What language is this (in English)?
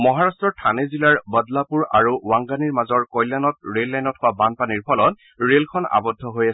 Assamese